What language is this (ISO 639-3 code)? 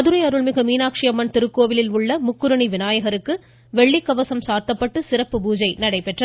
tam